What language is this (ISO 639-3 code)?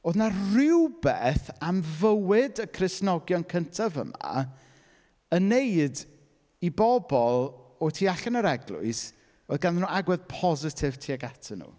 cym